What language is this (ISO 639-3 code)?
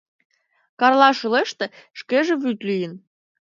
chm